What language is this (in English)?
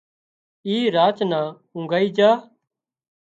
Wadiyara Koli